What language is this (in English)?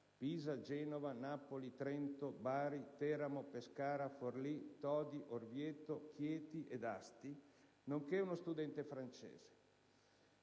Italian